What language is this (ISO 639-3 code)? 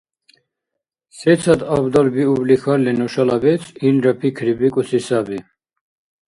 dar